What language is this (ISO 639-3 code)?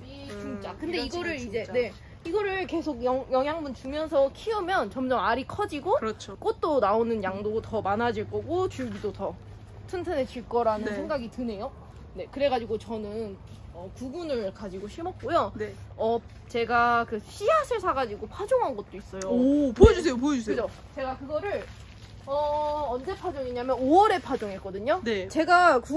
kor